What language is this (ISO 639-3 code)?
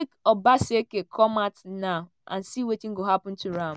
pcm